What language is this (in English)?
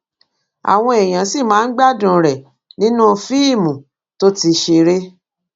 Yoruba